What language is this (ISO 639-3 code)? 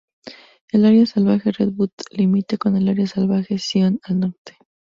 spa